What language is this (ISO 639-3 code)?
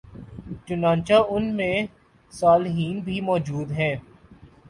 urd